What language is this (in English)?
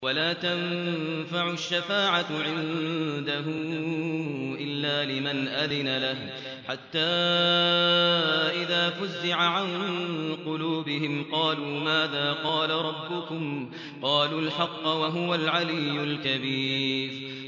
Arabic